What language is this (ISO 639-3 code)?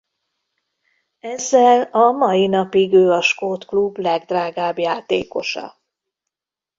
hun